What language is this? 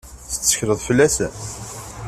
Kabyle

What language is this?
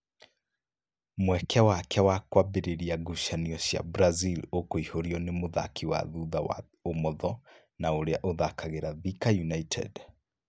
Kikuyu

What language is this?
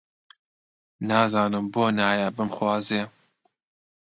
Central Kurdish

